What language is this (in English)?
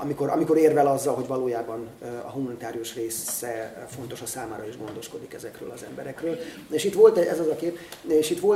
Hungarian